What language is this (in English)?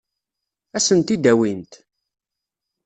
Kabyle